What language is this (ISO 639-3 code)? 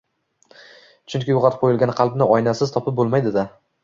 uzb